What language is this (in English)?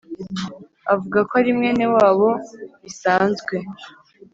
Kinyarwanda